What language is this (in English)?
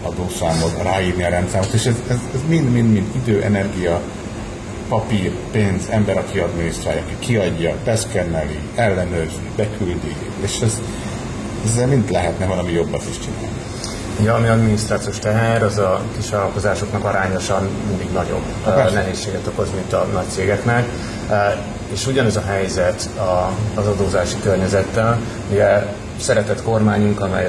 Hungarian